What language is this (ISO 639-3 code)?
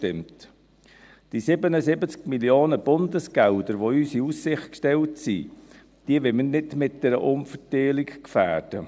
gsw